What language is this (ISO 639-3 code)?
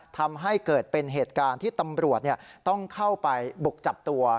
tha